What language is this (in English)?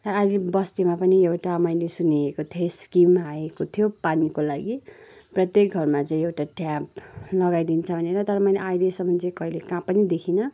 Nepali